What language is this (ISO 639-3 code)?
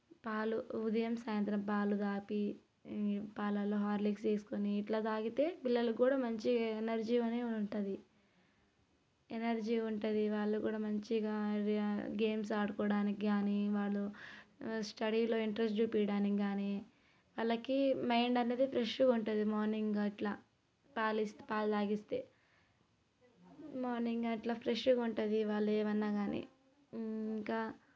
tel